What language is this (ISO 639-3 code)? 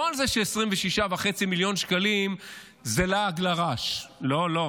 heb